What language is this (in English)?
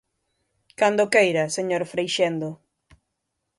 Galician